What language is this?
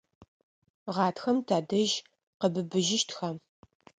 Adyghe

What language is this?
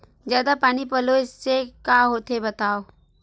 Chhattisgarhi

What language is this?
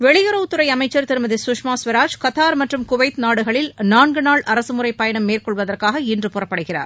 Tamil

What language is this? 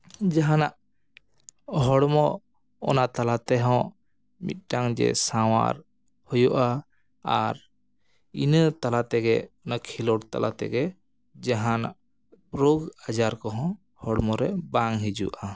Santali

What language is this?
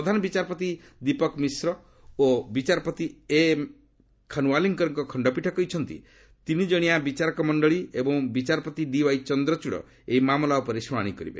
Odia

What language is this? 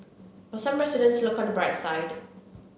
English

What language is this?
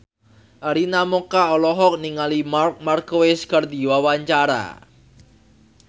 Sundanese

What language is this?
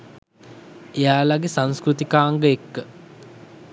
Sinhala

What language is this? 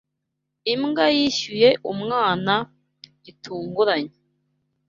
Kinyarwanda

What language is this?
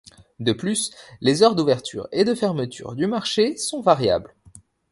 French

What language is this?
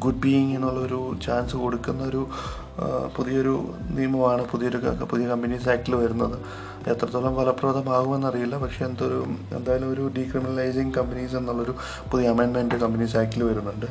Malayalam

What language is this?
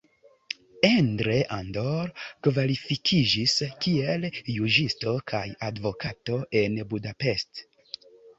Esperanto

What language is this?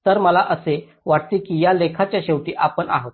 Marathi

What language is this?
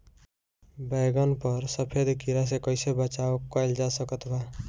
Bhojpuri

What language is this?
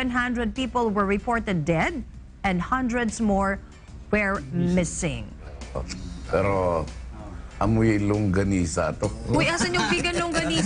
Filipino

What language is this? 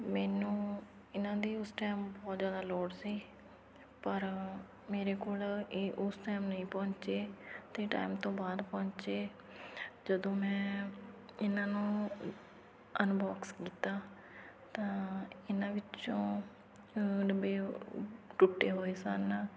Punjabi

